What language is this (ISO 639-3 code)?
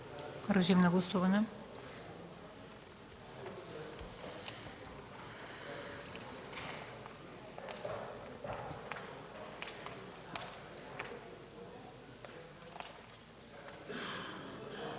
bul